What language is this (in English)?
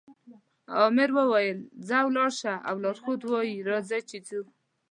Pashto